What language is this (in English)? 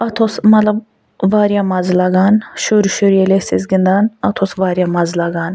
Kashmiri